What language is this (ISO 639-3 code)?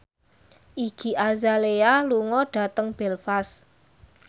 jav